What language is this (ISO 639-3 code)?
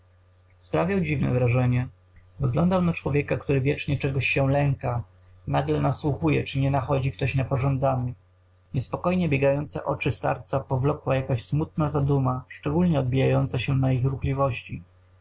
pol